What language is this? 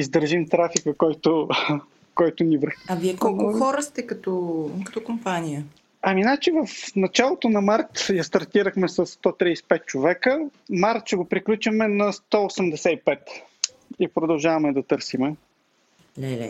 Bulgarian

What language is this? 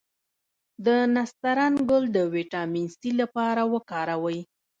Pashto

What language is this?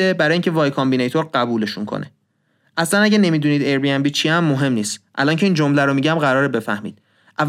Persian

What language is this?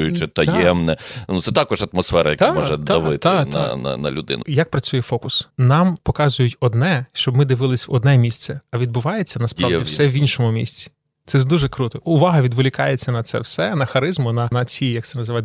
Ukrainian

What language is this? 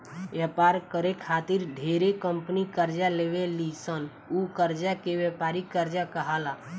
Bhojpuri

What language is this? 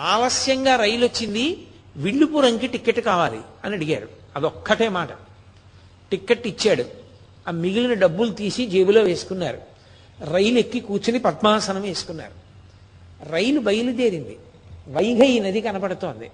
Telugu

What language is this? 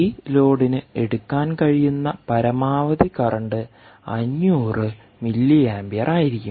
Malayalam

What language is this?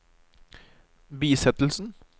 Norwegian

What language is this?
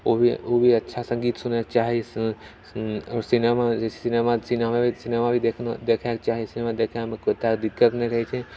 Maithili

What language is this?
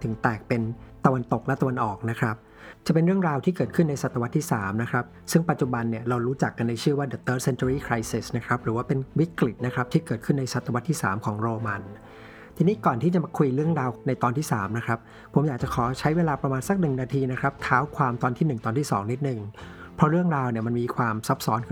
Thai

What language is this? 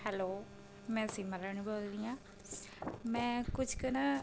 Punjabi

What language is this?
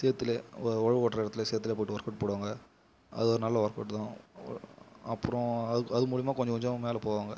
Tamil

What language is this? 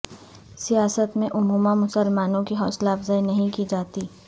Urdu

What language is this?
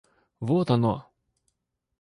Russian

